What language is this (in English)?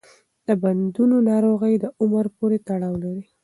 Pashto